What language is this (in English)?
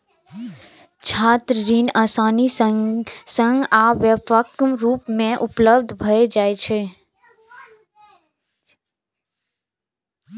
Maithili